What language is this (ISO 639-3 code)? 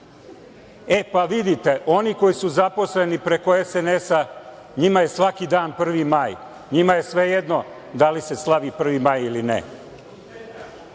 srp